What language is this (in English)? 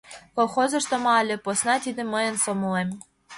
Mari